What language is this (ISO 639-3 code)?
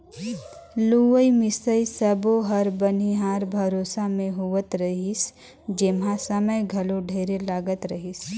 hne